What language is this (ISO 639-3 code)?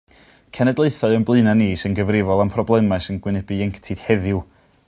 cym